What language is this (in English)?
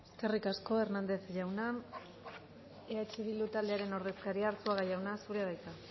Basque